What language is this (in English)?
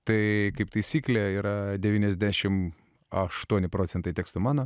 Lithuanian